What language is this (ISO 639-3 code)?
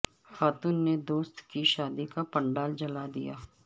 urd